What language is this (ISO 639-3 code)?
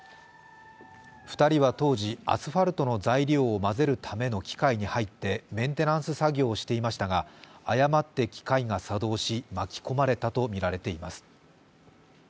jpn